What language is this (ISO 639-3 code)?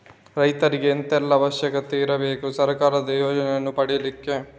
kan